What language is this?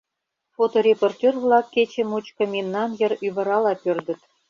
Mari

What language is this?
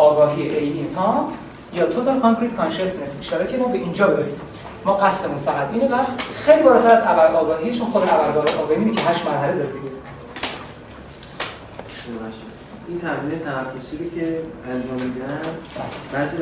Persian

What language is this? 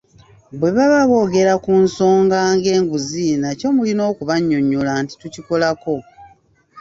Ganda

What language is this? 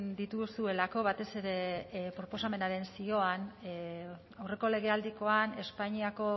Basque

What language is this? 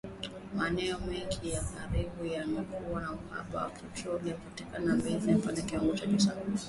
Swahili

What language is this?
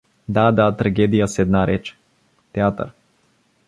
Bulgarian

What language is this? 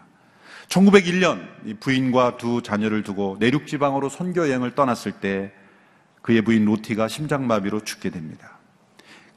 Korean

